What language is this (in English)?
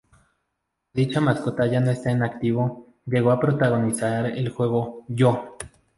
Spanish